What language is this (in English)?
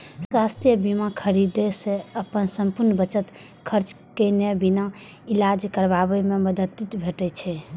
Maithili